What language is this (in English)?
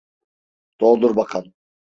Turkish